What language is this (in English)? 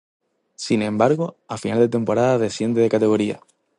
Spanish